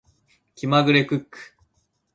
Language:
Japanese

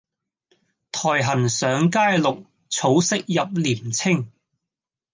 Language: Cantonese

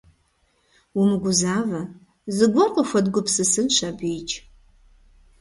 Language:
Kabardian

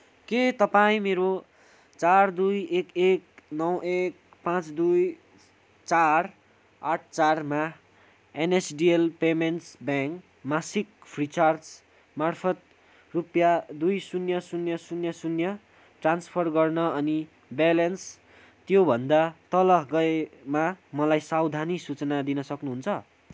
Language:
Nepali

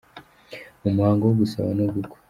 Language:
Kinyarwanda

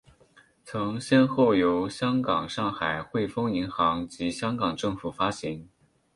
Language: Chinese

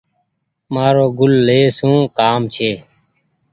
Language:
Goaria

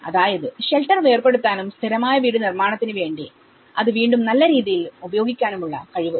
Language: Malayalam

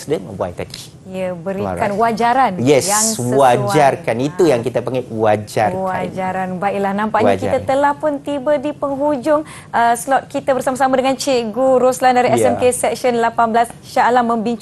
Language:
Malay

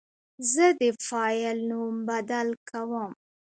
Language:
Pashto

